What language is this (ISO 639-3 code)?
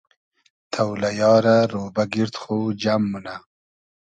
haz